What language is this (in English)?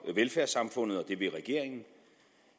Danish